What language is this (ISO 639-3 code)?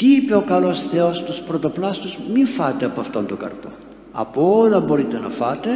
ell